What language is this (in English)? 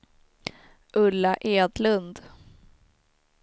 Swedish